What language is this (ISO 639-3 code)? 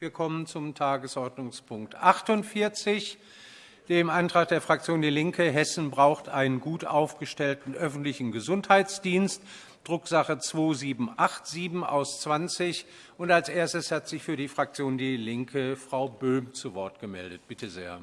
deu